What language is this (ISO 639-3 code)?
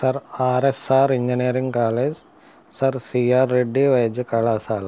tel